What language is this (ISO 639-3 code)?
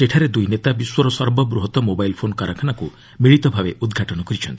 ori